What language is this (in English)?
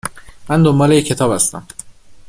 Persian